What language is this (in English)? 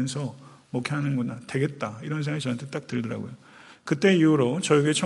Korean